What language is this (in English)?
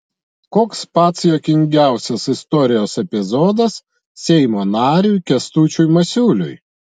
Lithuanian